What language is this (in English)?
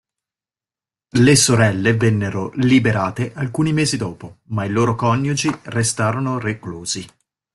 Italian